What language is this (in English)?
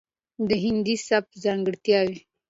Pashto